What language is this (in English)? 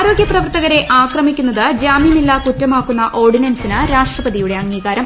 Malayalam